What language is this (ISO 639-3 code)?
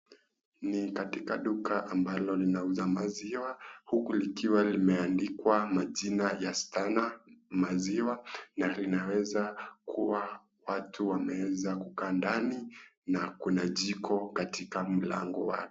swa